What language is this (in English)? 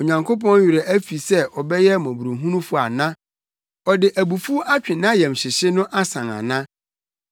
Akan